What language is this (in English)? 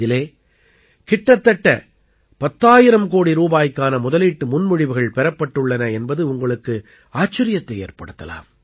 Tamil